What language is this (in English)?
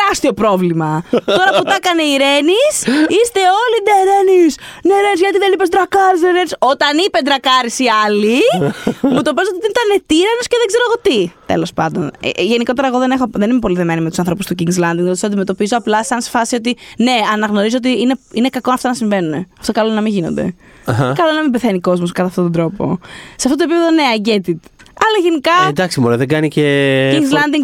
Greek